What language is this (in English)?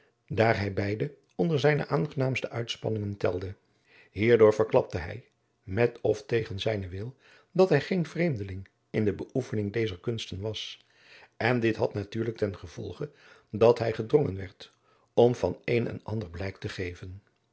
Dutch